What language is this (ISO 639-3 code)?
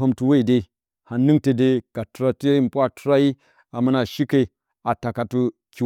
bcy